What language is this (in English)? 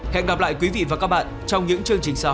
Vietnamese